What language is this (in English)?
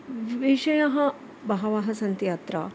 Sanskrit